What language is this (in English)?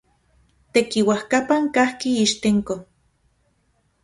Central Puebla Nahuatl